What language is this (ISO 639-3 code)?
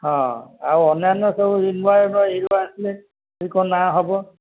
ori